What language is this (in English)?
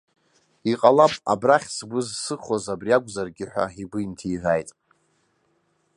Abkhazian